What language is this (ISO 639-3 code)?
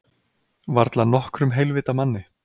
isl